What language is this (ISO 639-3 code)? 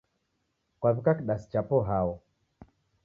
dav